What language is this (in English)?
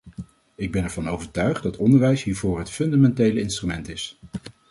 Dutch